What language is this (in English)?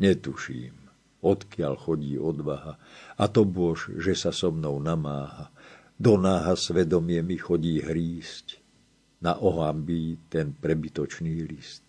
Slovak